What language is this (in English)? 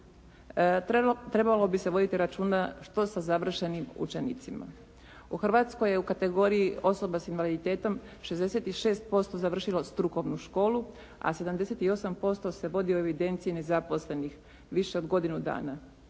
Croatian